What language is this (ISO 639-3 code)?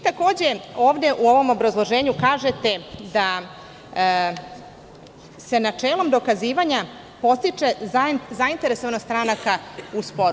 srp